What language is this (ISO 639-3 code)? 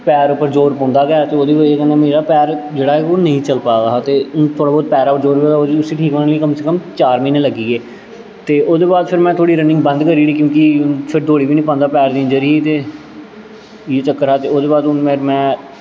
doi